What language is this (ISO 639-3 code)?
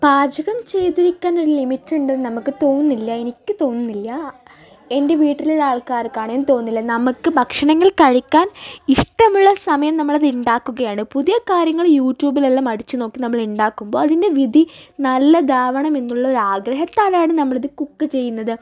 mal